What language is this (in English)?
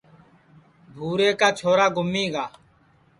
Sansi